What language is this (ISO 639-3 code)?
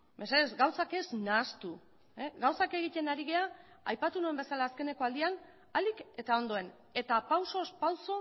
eus